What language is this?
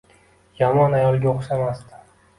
Uzbek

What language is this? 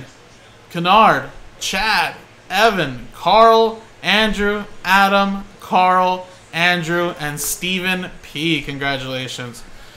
English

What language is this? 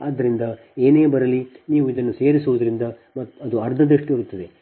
Kannada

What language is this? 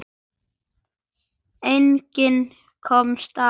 Icelandic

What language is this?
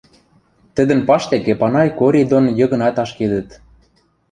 Western Mari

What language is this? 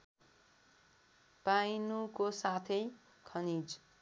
Nepali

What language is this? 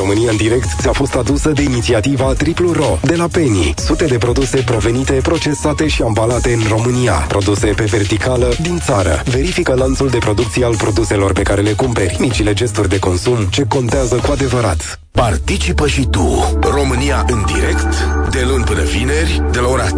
Romanian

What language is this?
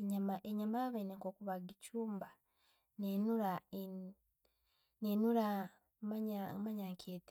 Tooro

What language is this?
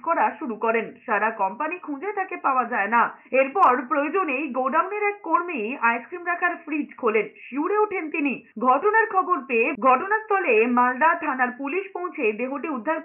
Bangla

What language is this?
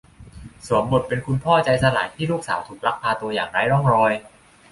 Thai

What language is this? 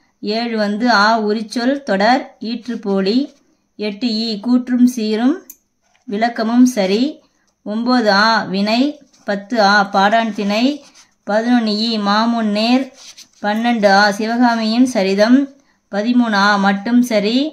Tamil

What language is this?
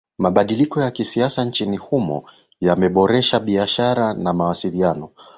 Swahili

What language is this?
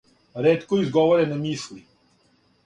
Serbian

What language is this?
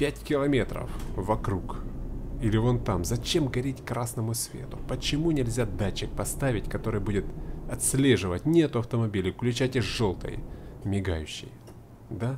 Russian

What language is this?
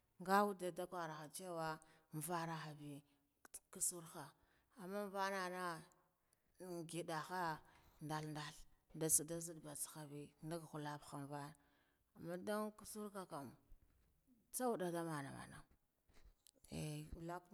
Guduf-Gava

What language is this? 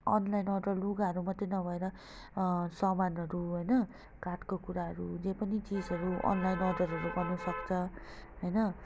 Nepali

